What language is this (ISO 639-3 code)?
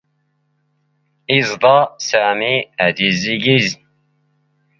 zgh